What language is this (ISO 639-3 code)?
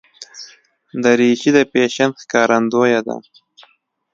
pus